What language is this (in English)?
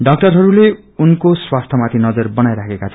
Nepali